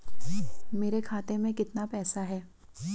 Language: Hindi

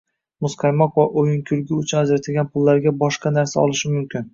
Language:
Uzbek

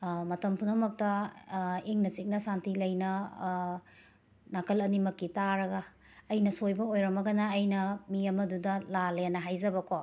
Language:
Manipuri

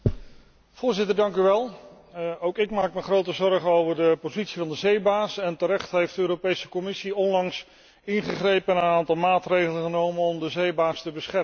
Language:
Dutch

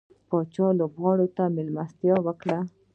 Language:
Pashto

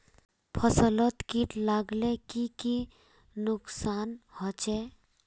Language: Magahi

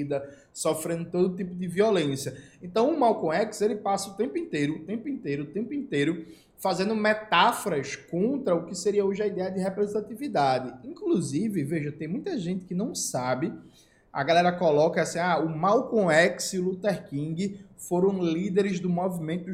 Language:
Portuguese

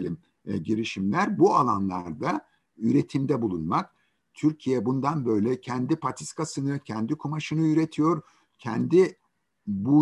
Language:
Turkish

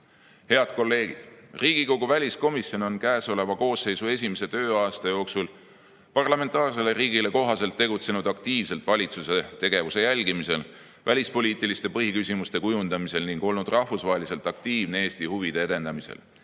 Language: Estonian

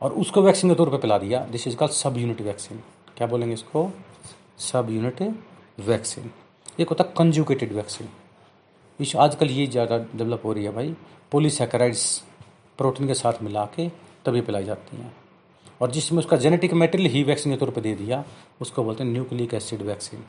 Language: Hindi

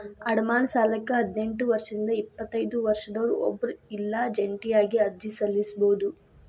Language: Kannada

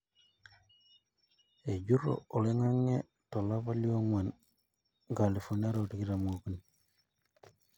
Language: Masai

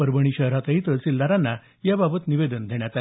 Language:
Marathi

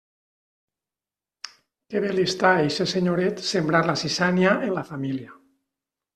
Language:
Catalan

